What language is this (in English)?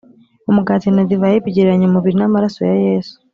Kinyarwanda